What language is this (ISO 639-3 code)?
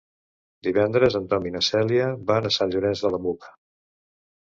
cat